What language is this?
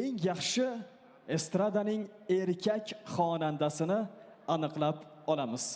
Turkish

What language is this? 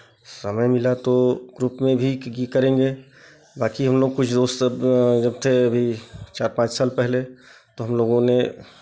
Hindi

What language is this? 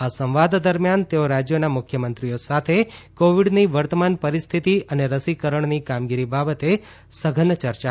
Gujarati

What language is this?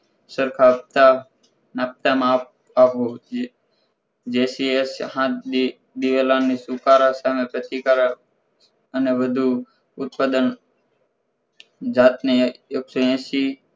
Gujarati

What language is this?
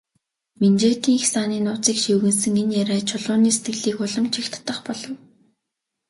Mongolian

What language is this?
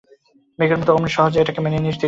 Bangla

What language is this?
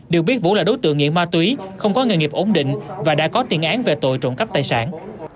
Vietnamese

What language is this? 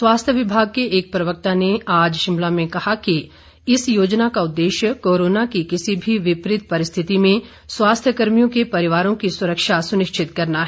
Hindi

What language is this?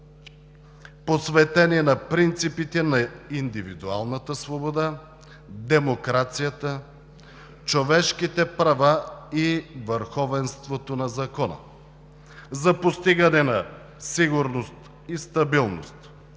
Bulgarian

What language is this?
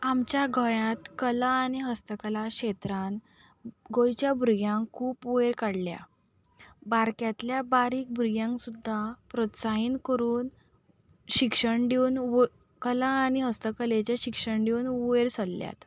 Konkani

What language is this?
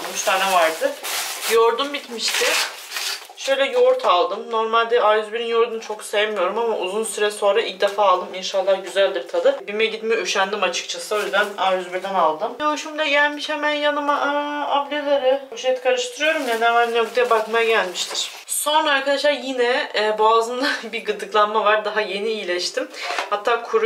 Turkish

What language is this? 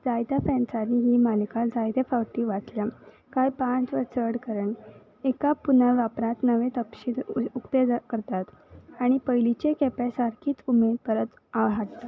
Konkani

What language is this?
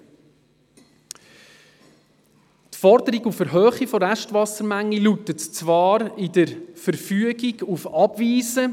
Swiss German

